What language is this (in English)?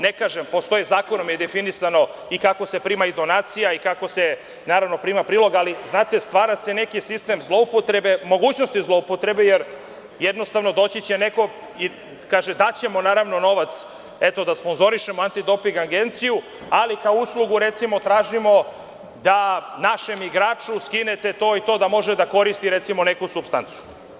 Serbian